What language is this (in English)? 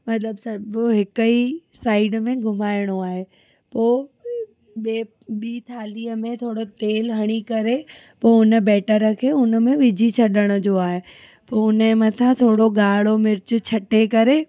Sindhi